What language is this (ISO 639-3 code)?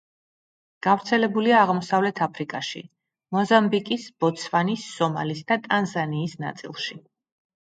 kat